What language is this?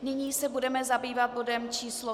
Czech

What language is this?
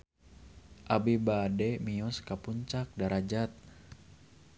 Sundanese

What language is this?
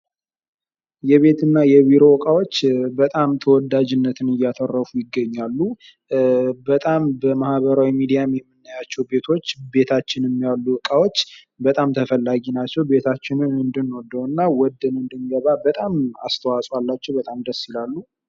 Amharic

